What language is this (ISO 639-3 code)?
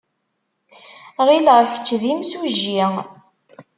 kab